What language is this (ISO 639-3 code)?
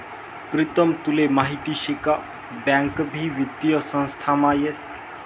mar